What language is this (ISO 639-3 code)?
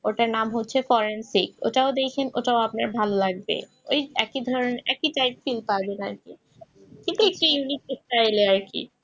ben